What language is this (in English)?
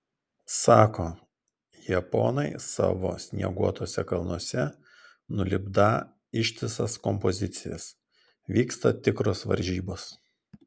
Lithuanian